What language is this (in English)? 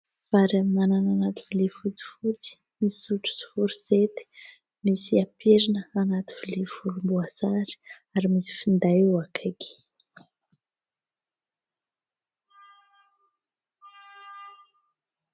Malagasy